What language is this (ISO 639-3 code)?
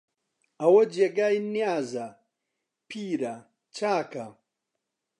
ckb